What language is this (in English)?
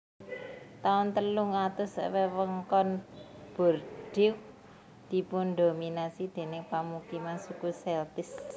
Javanese